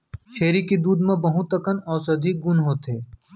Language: Chhattisgarhi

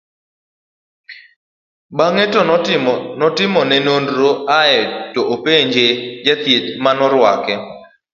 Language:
Luo (Kenya and Tanzania)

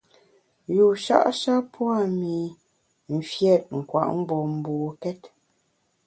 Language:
Bamun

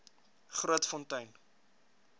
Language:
Afrikaans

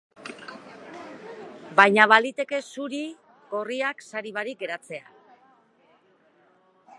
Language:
Basque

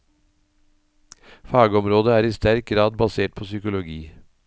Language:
Norwegian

